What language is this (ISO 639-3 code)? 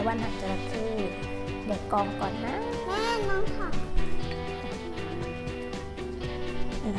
tha